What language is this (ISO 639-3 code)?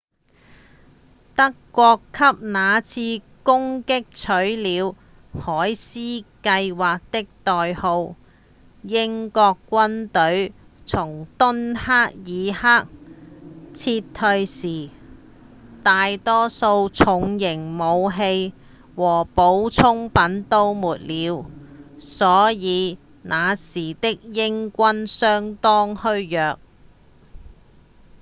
yue